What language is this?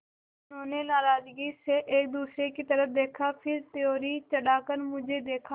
Hindi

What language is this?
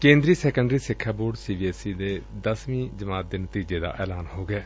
Punjabi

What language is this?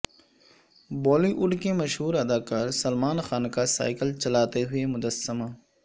Urdu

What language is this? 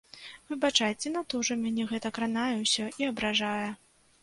Belarusian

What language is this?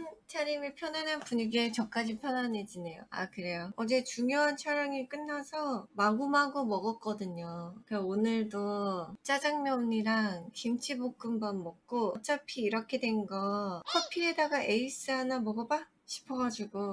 Korean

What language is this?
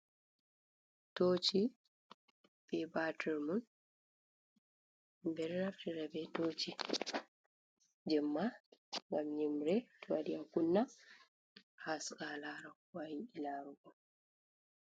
Fula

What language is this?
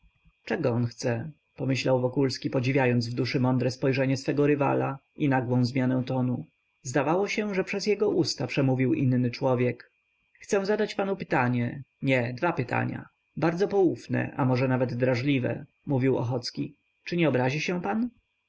Polish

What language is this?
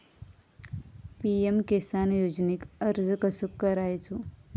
Marathi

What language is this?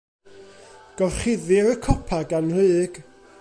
Welsh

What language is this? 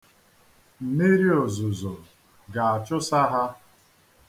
Igbo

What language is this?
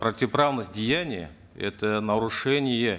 Kazakh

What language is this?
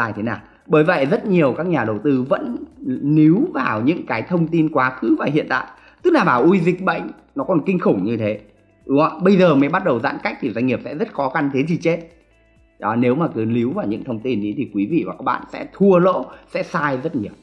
Vietnamese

